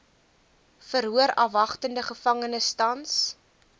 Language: Afrikaans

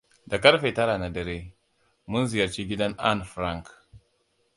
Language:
Hausa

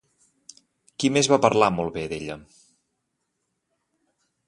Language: Catalan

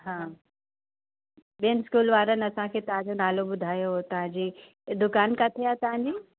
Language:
Sindhi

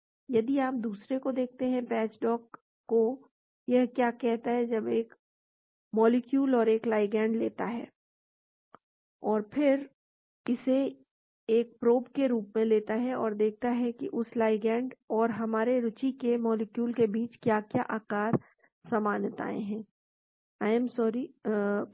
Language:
Hindi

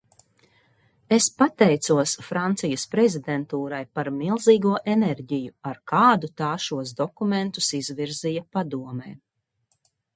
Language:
Latvian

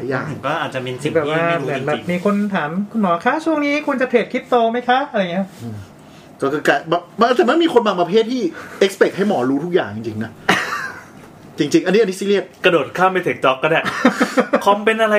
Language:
Thai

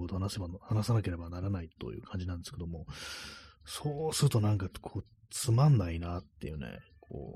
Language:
Japanese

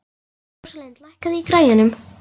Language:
Icelandic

